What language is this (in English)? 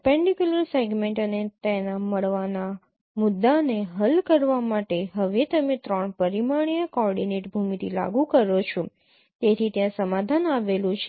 Gujarati